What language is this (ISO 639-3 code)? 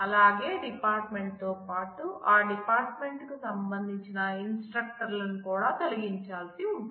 tel